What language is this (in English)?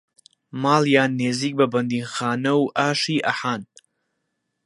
Central Kurdish